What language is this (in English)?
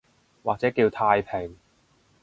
Cantonese